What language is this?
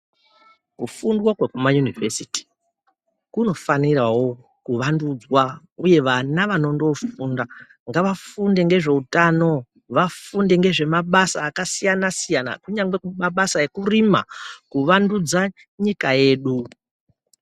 Ndau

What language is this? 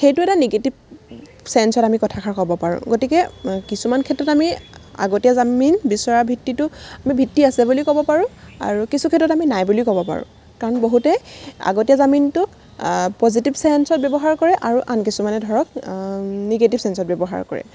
Assamese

